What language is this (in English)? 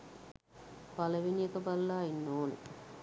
Sinhala